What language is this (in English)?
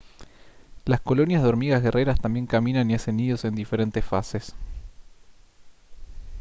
Spanish